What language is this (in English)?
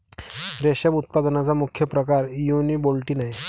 Marathi